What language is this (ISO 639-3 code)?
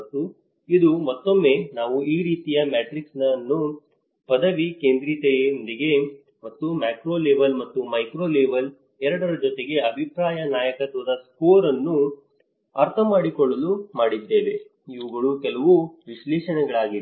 kan